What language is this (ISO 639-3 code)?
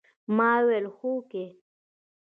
pus